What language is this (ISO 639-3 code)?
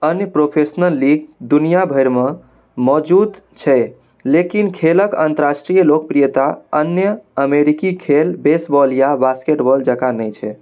mai